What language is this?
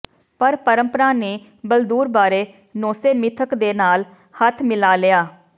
Punjabi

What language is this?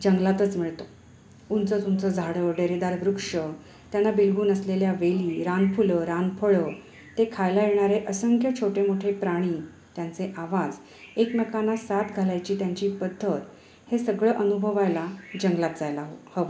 Marathi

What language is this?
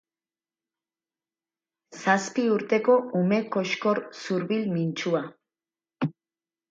Basque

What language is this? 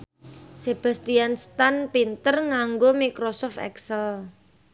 Javanese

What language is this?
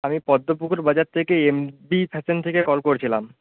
Bangla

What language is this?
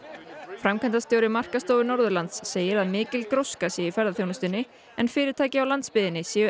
Icelandic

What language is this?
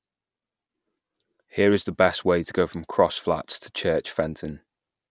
English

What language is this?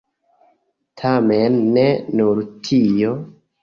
Esperanto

